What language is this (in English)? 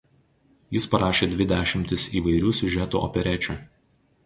Lithuanian